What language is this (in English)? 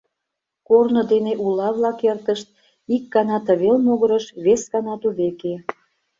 Mari